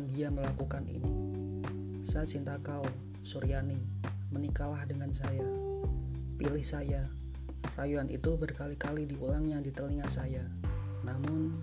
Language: Indonesian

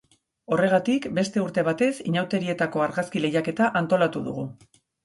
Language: Basque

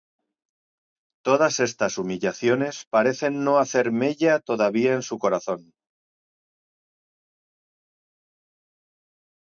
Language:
Spanish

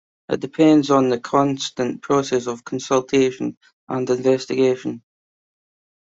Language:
English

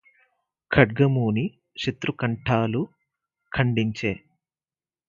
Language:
Telugu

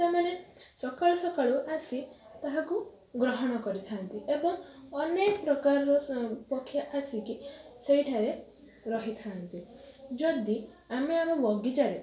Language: Odia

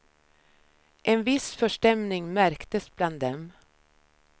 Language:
Swedish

